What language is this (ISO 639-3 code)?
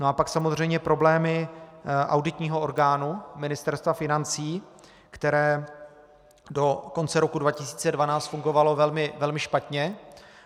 ces